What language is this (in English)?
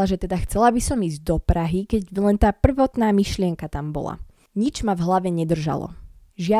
Slovak